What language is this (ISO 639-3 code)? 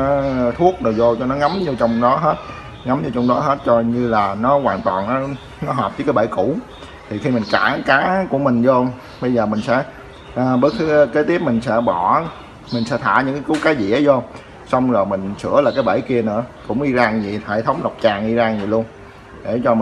vie